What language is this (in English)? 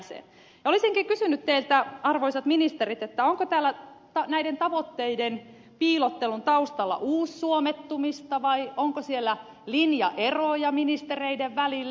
Finnish